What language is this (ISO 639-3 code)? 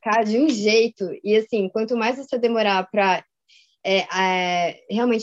por